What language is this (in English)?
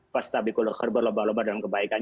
Indonesian